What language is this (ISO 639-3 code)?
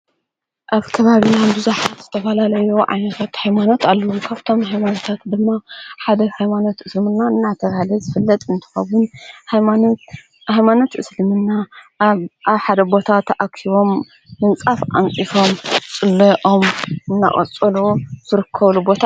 tir